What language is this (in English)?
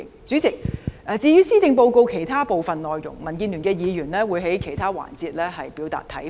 Cantonese